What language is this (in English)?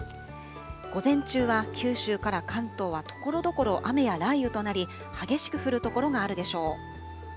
Japanese